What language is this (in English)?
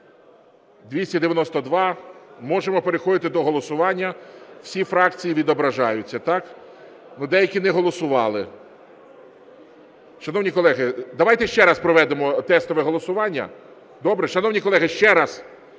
Ukrainian